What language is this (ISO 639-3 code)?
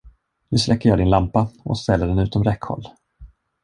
swe